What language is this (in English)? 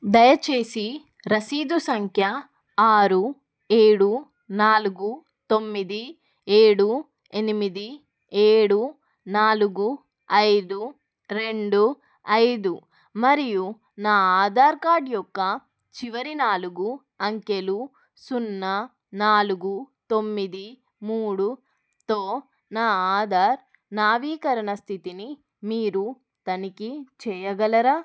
Telugu